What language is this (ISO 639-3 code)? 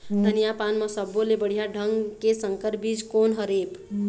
hne